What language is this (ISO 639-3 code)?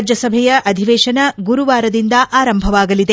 kan